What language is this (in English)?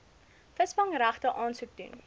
Afrikaans